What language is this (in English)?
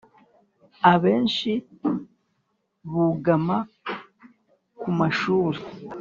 Kinyarwanda